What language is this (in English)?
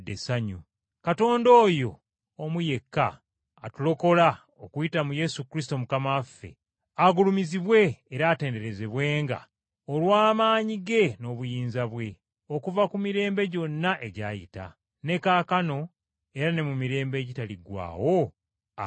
Ganda